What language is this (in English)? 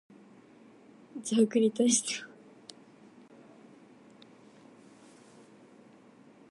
Japanese